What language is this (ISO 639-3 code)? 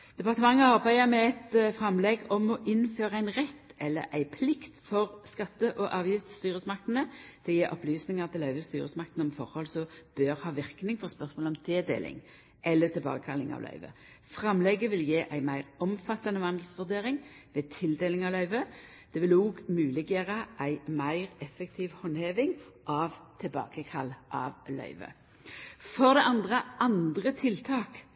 nno